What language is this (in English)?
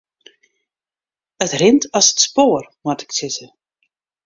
Western Frisian